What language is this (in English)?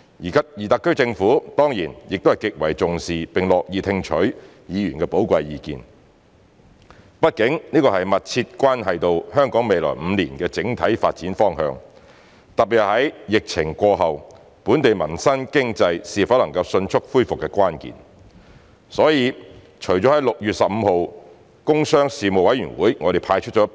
Cantonese